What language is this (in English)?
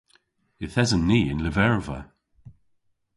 Cornish